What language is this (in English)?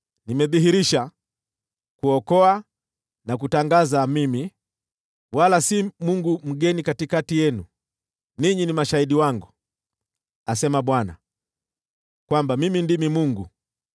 Swahili